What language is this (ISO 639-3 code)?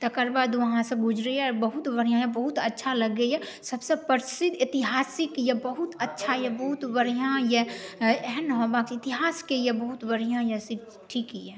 mai